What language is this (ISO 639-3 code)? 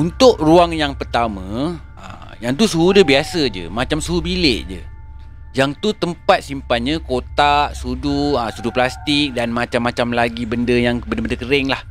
msa